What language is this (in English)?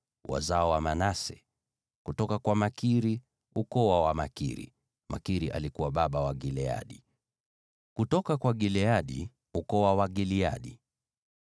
Swahili